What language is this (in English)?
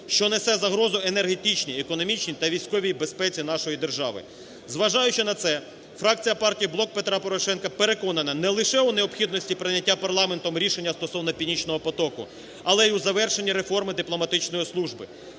Ukrainian